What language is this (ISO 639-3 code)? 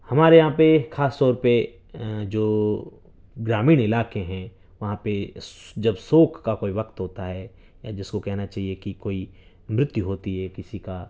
urd